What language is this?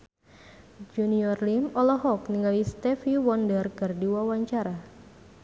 Sundanese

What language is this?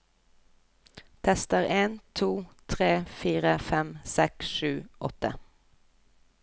Norwegian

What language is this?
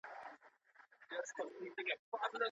Pashto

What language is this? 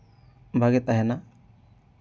Santali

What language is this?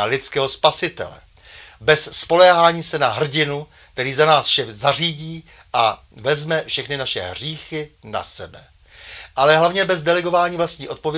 Czech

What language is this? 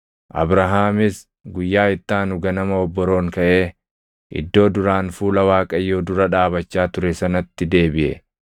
Oromo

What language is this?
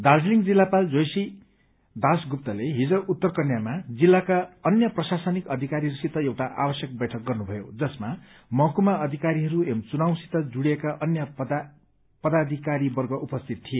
Nepali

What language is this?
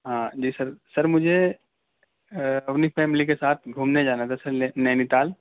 Urdu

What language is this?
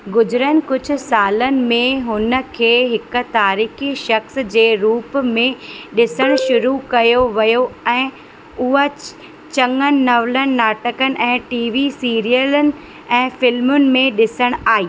Sindhi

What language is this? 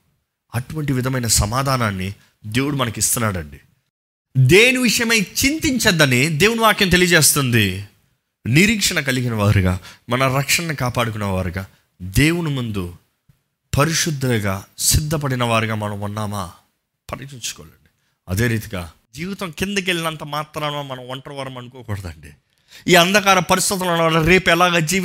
Telugu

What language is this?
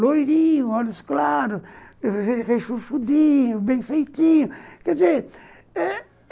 Portuguese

